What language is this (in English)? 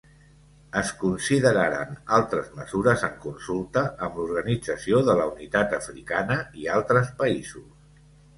Catalan